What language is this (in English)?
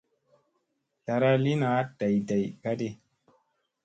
Musey